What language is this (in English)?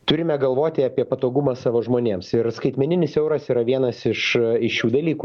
Lithuanian